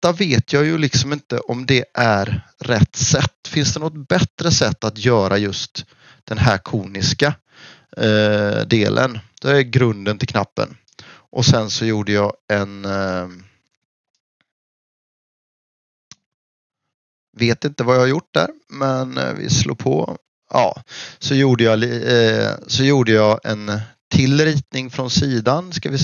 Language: Swedish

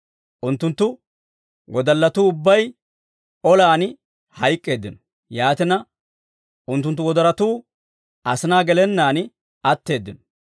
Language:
Dawro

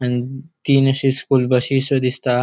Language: Konkani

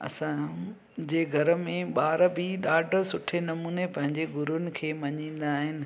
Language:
Sindhi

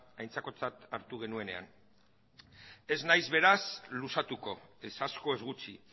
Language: Basque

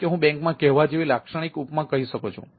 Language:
Gujarati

